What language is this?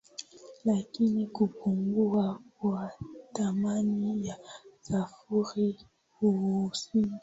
Swahili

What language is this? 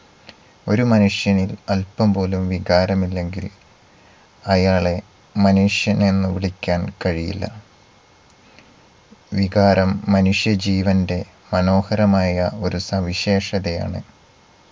Malayalam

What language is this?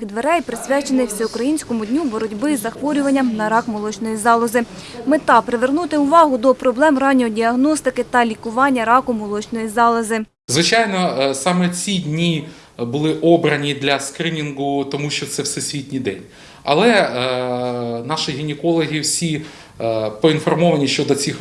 Ukrainian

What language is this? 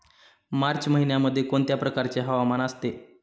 Marathi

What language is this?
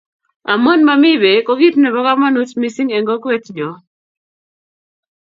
Kalenjin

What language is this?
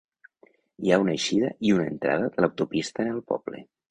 Catalan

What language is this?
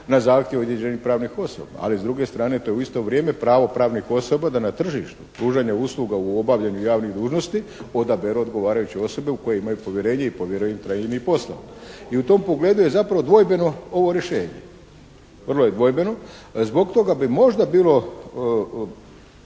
Croatian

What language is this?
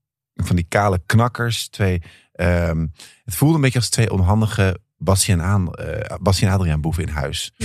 Dutch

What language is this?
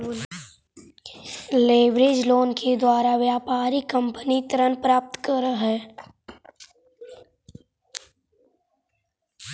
Magahi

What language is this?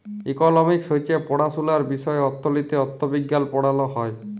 Bangla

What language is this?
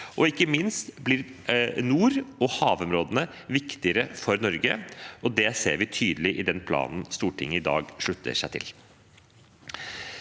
Norwegian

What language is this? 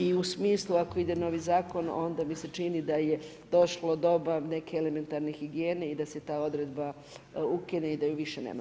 Croatian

